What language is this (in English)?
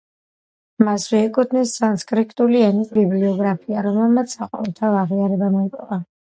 Georgian